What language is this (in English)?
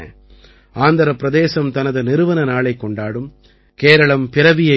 Tamil